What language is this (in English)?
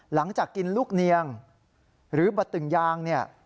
Thai